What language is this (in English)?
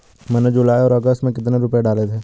Hindi